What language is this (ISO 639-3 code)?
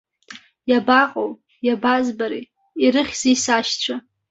abk